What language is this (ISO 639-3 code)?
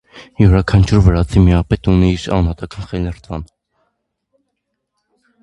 hye